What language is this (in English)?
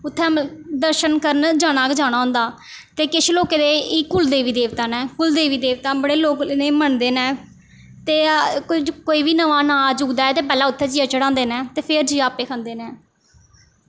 Dogri